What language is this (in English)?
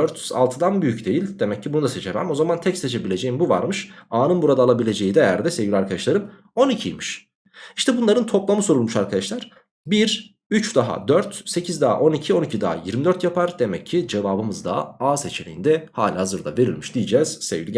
Turkish